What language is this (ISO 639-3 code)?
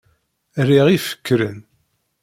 kab